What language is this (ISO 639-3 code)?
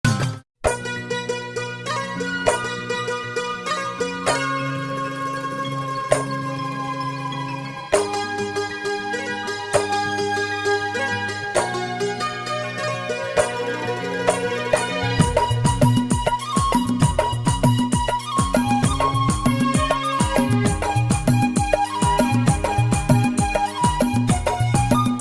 amh